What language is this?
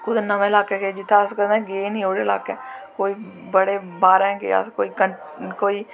Dogri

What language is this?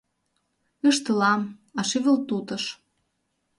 Mari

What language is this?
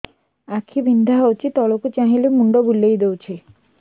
Odia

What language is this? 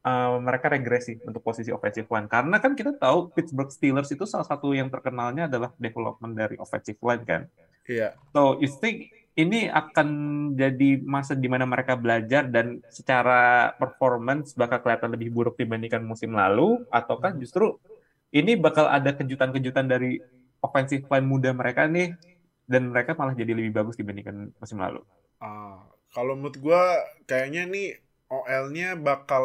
Indonesian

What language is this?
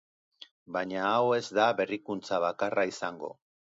Basque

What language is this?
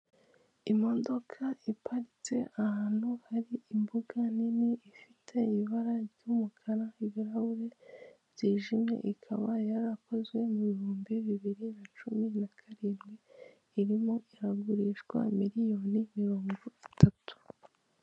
Kinyarwanda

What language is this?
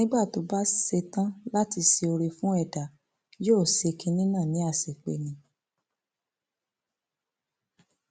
Yoruba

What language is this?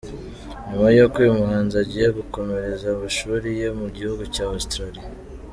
Kinyarwanda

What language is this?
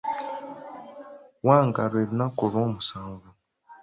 Ganda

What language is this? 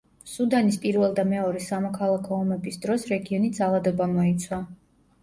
Georgian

